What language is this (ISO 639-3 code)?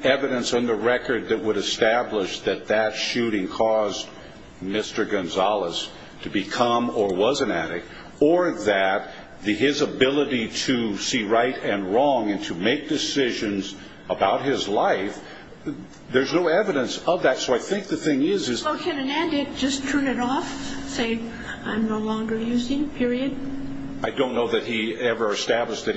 eng